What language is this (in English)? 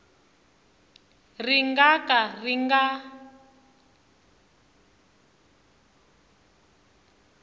Tsonga